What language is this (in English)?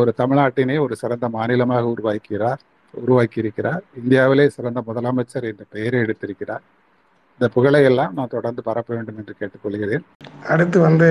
Tamil